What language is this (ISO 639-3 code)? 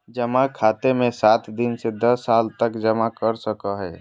mag